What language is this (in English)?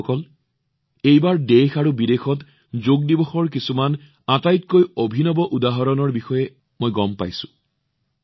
Assamese